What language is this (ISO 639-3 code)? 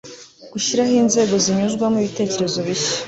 kin